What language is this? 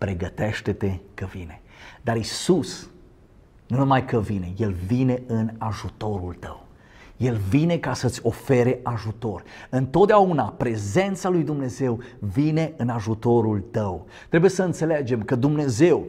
Romanian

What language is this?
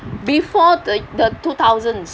English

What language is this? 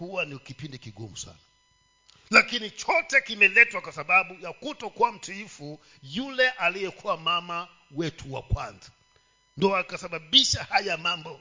Swahili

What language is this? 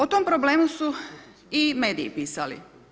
Croatian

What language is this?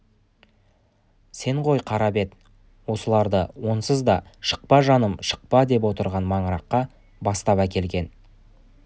Kazakh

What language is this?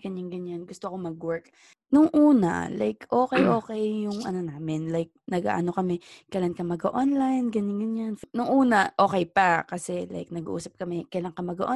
Filipino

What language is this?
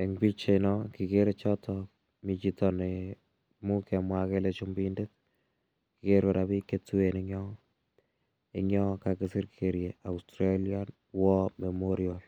Kalenjin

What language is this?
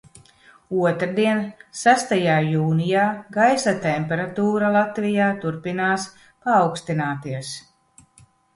Latvian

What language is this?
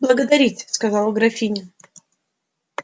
Russian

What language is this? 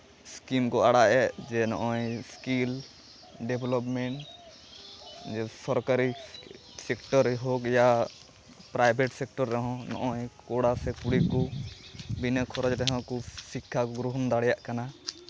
Santali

